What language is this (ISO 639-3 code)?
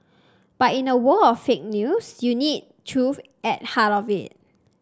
eng